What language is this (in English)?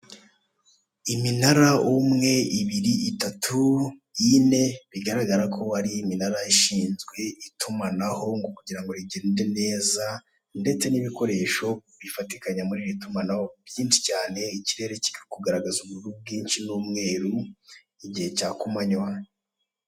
Kinyarwanda